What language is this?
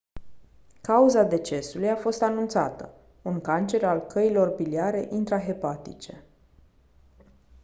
Romanian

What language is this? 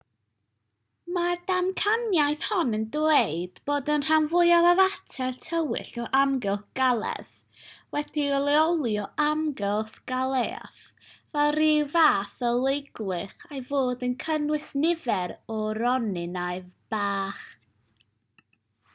Welsh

